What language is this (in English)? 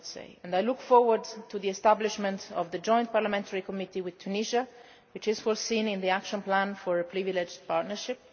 English